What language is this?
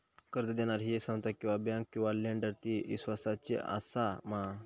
Marathi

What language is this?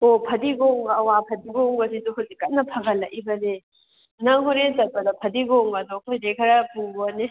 Manipuri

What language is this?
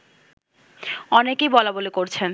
Bangla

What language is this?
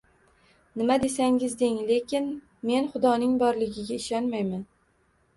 Uzbek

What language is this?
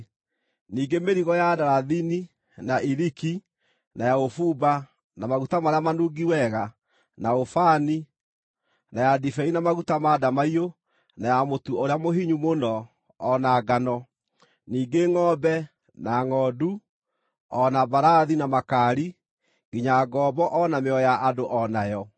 Kikuyu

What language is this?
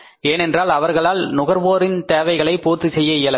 Tamil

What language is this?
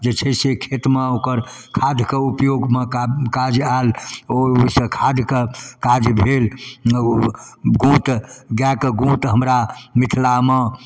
Maithili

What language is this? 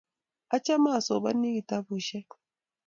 Kalenjin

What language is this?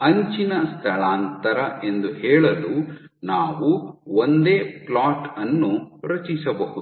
Kannada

